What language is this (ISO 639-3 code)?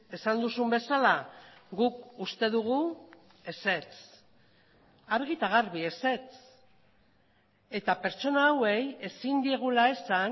eus